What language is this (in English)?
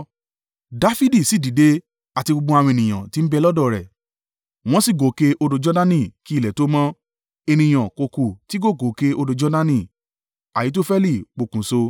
Yoruba